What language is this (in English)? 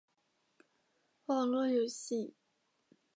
Chinese